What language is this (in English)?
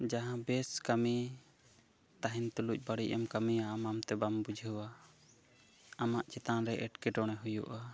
Santali